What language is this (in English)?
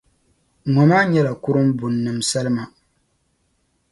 Dagbani